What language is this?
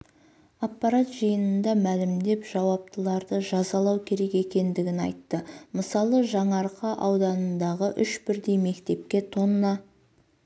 Kazakh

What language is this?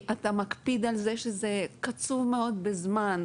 Hebrew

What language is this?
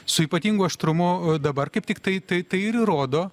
Lithuanian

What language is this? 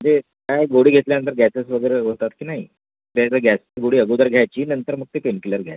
Marathi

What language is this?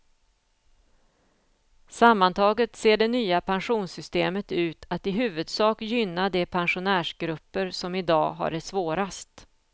Swedish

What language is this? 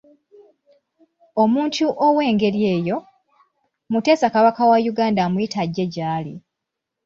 Ganda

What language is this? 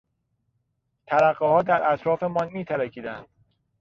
Persian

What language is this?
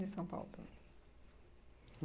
Portuguese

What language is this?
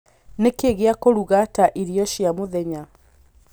Kikuyu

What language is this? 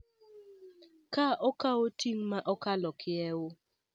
Luo (Kenya and Tanzania)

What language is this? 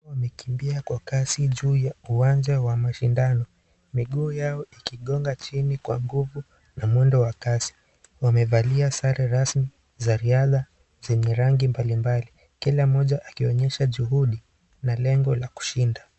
Swahili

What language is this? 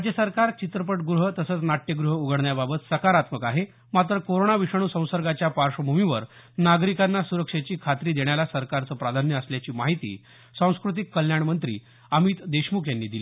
Marathi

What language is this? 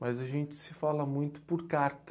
Portuguese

